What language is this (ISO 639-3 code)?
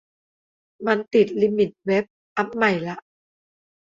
tha